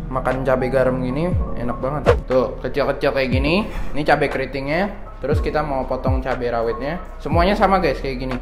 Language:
Indonesian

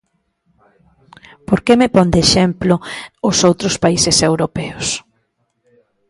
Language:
Galician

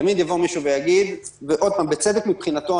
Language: Hebrew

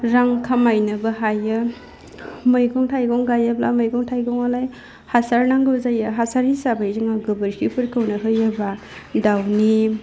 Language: Bodo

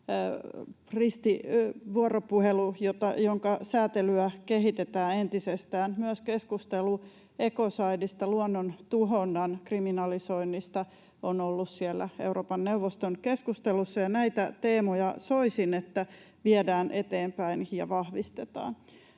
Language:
Finnish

